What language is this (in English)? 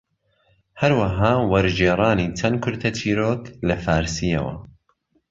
Central Kurdish